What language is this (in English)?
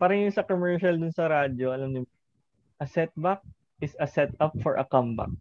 Filipino